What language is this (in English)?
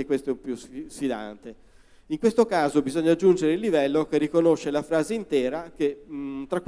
Italian